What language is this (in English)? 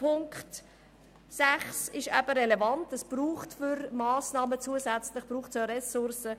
Swiss German